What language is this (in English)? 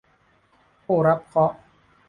Thai